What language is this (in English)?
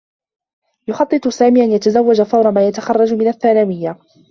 Arabic